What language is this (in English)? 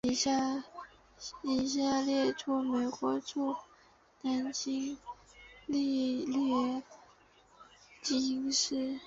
Chinese